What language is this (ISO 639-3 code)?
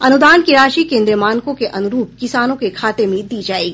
hin